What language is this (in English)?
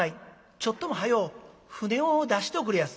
Japanese